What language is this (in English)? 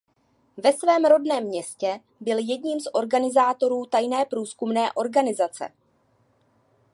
Czech